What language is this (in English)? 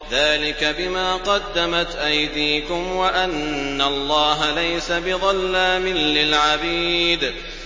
Arabic